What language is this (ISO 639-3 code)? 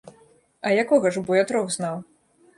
bel